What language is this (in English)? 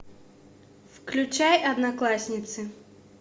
Russian